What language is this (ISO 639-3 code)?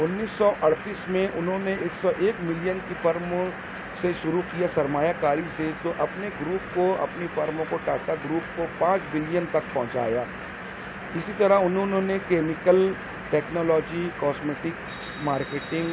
urd